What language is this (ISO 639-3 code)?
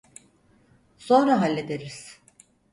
tur